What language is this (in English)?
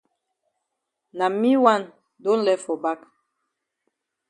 Cameroon Pidgin